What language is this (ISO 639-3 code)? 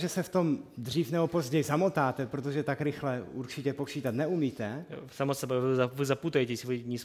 ces